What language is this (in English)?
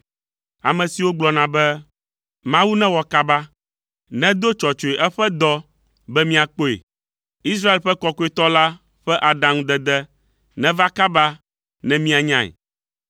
Ewe